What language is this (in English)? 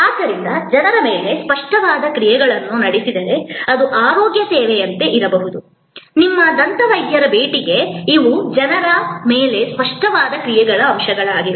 Kannada